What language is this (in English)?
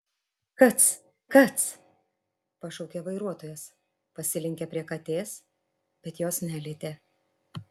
Lithuanian